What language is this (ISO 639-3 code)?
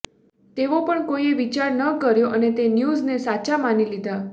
guj